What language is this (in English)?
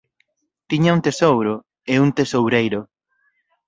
Galician